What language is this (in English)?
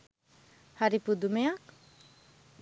Sinhala